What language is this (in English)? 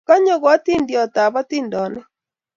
Kalenjin